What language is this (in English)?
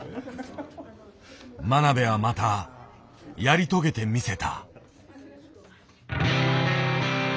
Japanese